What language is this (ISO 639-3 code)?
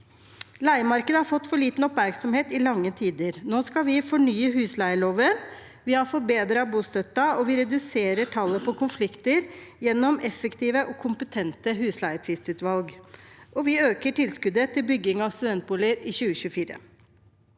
nor